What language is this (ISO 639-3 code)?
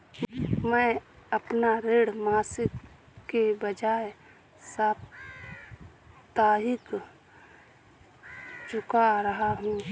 hin